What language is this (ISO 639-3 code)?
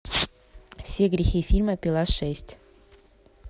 rus